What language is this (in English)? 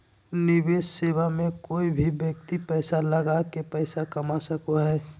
Magahi